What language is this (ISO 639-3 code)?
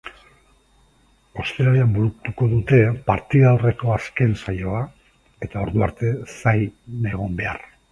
eus